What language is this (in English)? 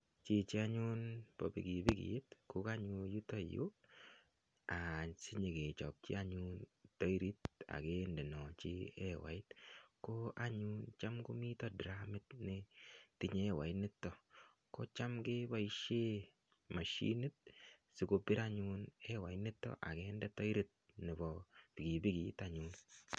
Kalenjin